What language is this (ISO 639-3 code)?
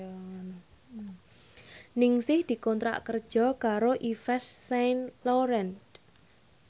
jav